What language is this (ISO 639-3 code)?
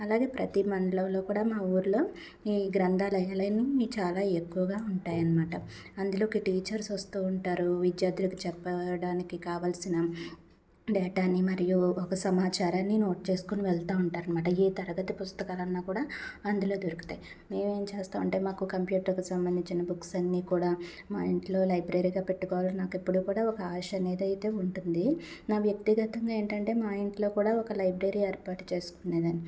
tel